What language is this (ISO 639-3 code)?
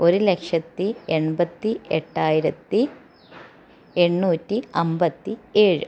mal